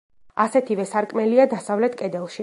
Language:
Georgian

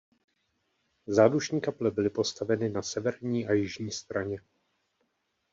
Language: Czech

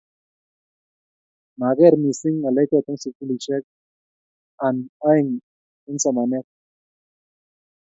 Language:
Kalenjin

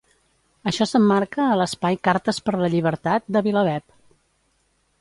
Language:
Catalan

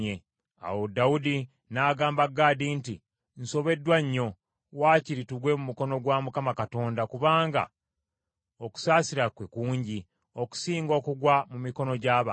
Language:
Ganda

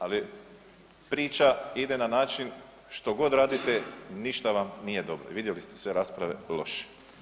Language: Croatian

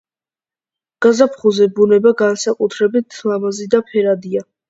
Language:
Georgian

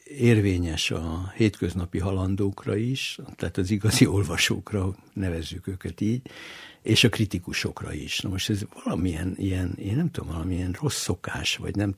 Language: Hungarian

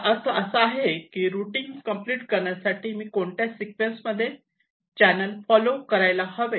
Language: Marathi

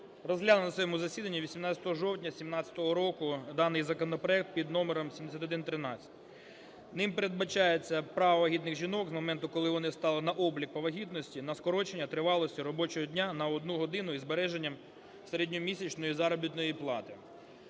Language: Ukrainian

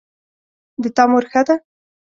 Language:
Pashto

